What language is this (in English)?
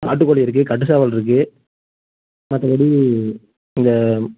Tamil